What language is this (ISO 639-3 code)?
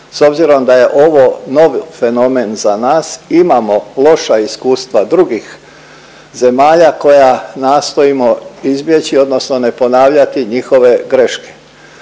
hrv